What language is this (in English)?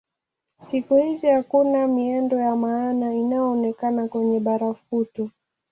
Swahili